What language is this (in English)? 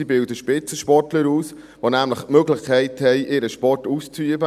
Swiss German